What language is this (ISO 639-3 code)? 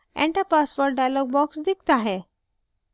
hin